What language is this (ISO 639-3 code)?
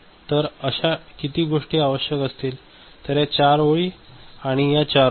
mar